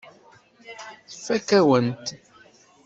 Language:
Kabyle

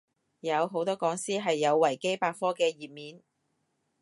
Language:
Cantonese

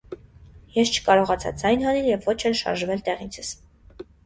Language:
Armenian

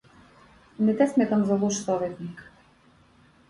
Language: Macedonian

